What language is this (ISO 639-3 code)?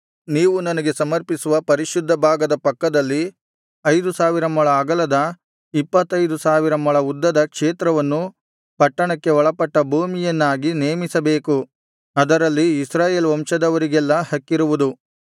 kan